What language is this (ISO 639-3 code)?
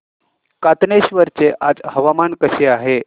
mar